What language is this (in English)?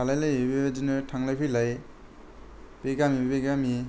Bodo